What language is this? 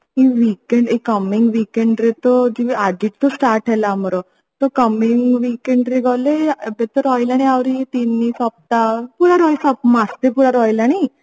Odia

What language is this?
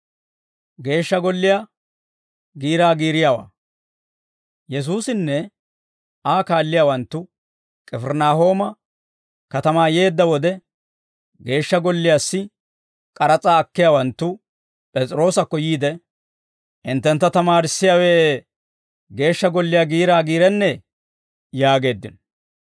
Dawro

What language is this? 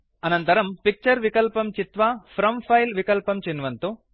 Sanskrit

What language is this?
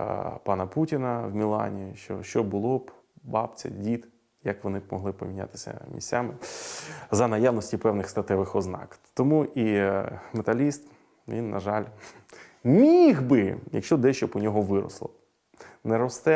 Ukrainian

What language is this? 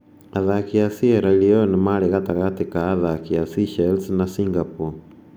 Kikuyu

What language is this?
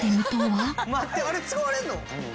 Japanese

